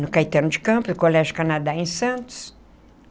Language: Portuguese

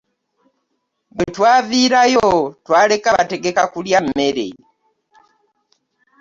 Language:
Ganda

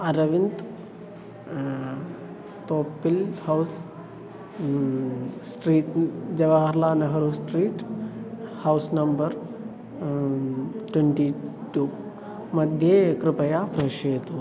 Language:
Sanskrit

